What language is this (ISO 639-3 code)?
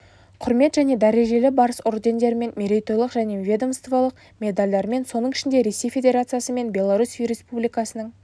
kaz